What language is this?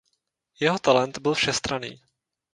Czech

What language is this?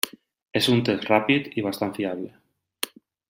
Catalan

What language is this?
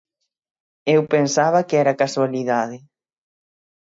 Galician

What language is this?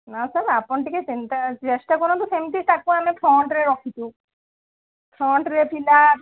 Odia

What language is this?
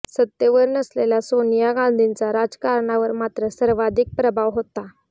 Marathi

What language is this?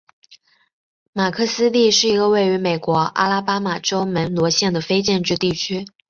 Chinese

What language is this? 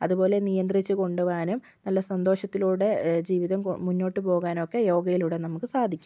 Malayalam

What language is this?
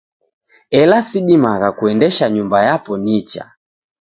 Taita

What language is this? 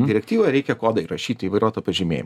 Lithuanian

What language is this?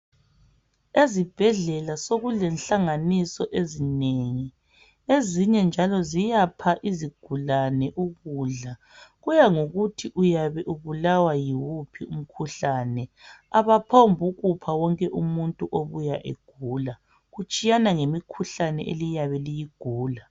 North Ndebele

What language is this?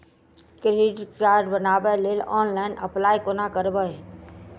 Maithili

